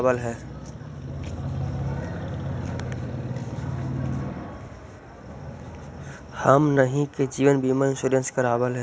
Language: Magahi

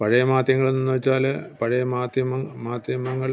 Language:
Malayalam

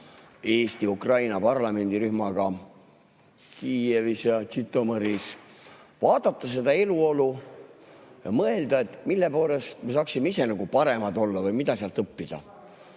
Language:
Estonian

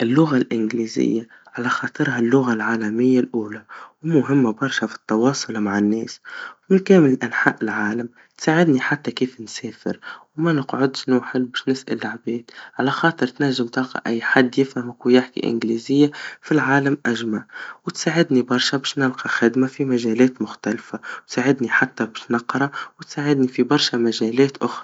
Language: Tunisian Arabic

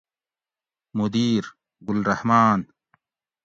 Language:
Gawri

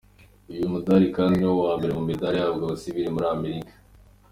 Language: Kinyarwanda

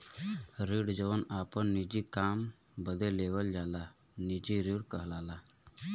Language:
Bhojpuri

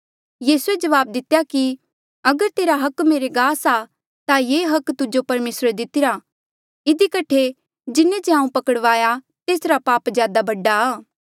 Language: Mandeali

